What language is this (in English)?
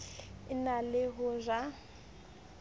Southern Sotho